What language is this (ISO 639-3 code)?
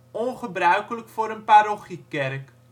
nld